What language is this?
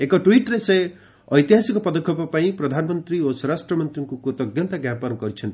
Odia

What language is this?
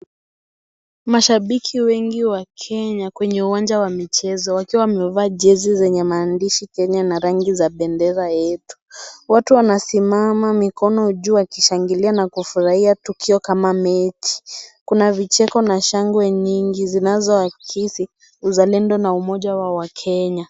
Swahili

